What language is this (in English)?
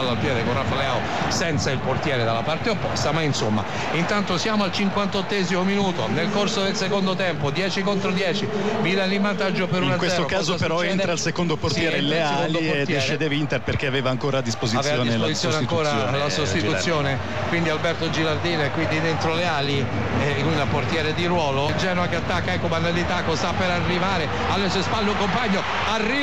Italian